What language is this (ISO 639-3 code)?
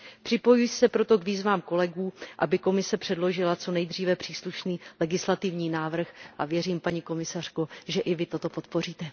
ces